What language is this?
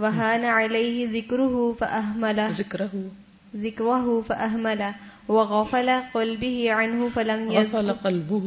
Urdu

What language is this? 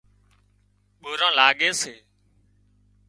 Wadiyara Koli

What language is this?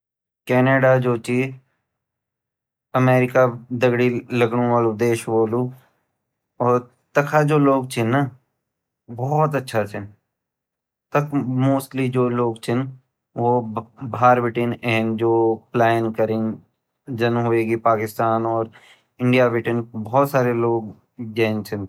Garhwali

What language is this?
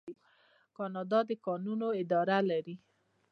Pashto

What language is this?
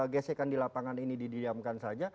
Indonesian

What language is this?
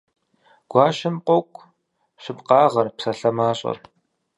Kabardian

